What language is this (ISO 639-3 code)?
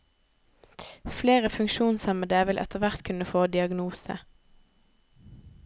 nor